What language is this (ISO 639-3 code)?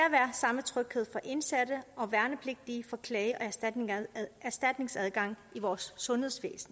dan